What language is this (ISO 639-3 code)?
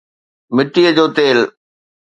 snd